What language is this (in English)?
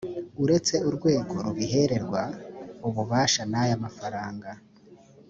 Kinyarwanda